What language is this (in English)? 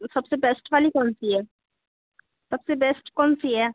Hindi